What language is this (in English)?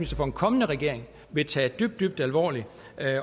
Danish